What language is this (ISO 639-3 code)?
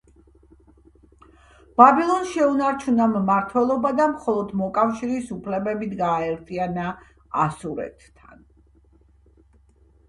kat